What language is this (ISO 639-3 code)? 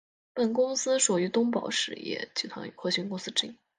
zho